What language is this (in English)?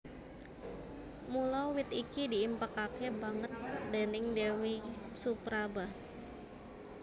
Javanese